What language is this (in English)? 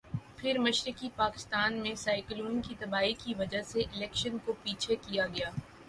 Urdu